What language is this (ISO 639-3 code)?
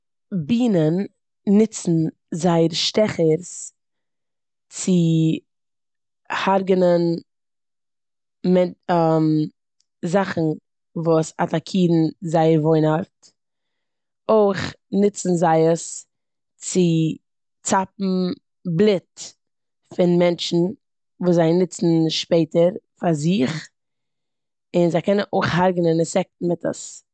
yid